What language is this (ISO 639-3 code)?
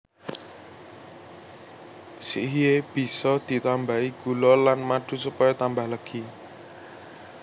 jav